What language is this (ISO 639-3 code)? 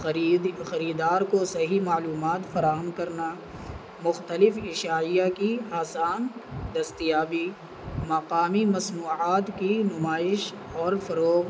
urd